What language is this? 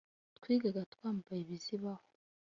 Kinyarwanda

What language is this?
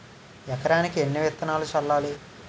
Telugu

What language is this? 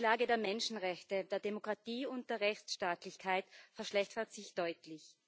German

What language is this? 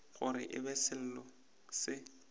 Northern Sotho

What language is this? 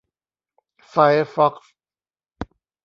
Thai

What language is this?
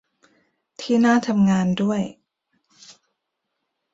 Thai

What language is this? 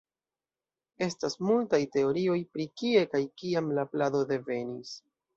Esperanto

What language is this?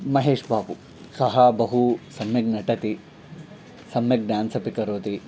Sanskrit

